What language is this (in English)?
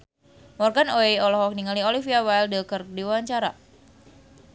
Sundanese